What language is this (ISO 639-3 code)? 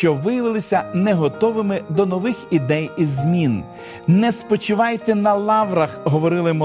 ukr